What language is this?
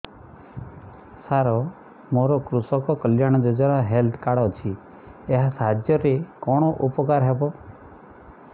Odia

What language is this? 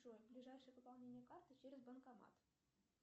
Russian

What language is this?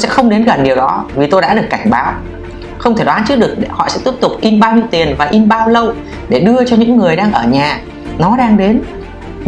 Vietnamese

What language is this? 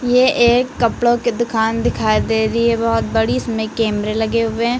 Hindi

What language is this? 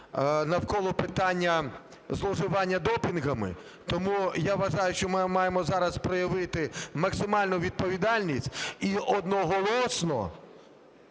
Ukrainian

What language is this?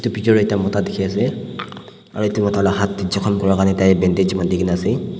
Naga Pidgin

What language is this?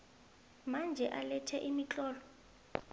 South Ndebele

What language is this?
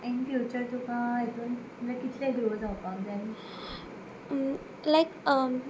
Konkani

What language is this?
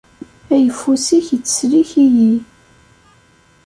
Kabyle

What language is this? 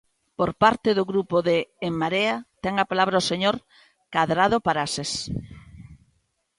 Galician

